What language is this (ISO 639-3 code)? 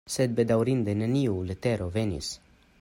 epo